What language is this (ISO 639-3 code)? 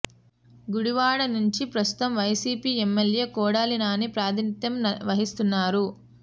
tel